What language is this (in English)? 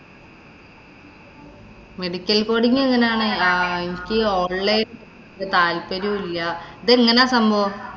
Malayalam